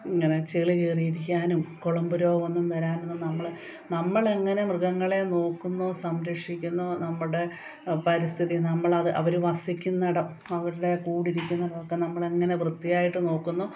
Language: Malayalam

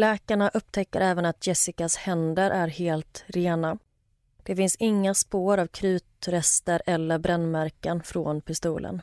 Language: Swedish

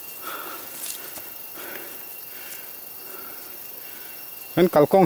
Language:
Thai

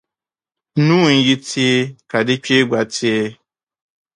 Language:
Dagbani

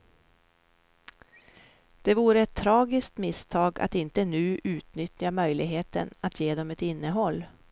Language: Swedish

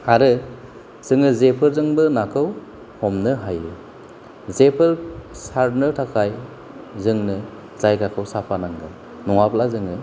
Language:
Bodo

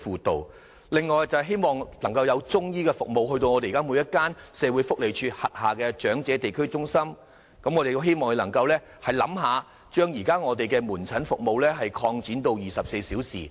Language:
Cantonese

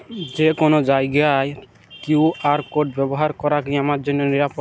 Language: Bangla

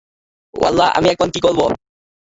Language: Bangla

